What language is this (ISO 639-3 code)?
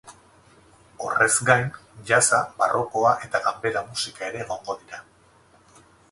eus